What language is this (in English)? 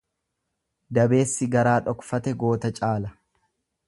Oromo